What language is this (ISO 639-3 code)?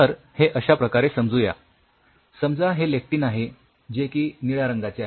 mar